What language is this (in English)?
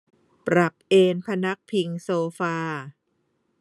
Thai